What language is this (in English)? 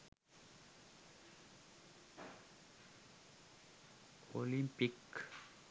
Sinhala